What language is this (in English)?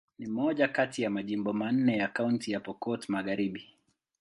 Swahili